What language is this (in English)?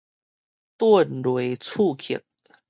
Min Nan Chinese